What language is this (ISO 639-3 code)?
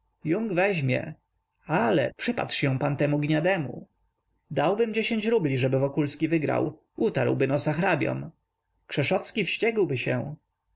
pol